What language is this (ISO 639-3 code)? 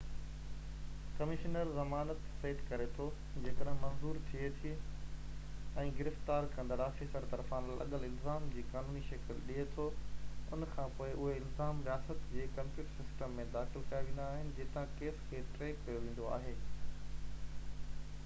snd